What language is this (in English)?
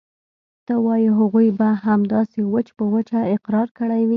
Pashto